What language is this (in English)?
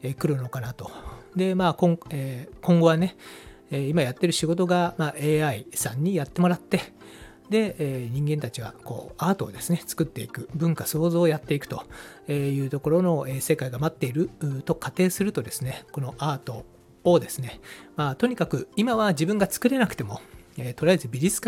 Japanese